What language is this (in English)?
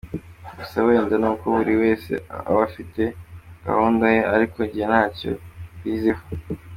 Kinyarwanda